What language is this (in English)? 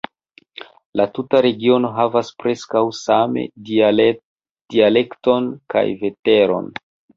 Esperanto